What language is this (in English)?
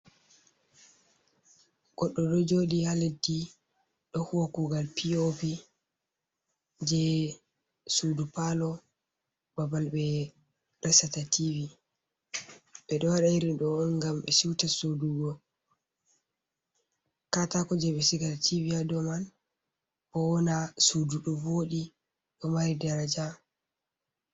Fula